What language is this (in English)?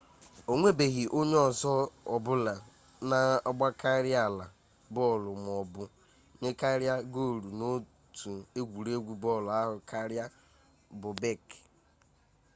Igbo